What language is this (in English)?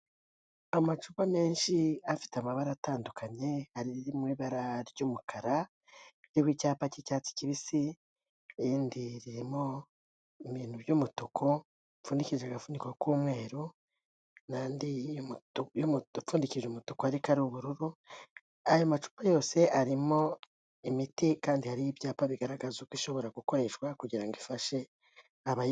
Kinyarwanda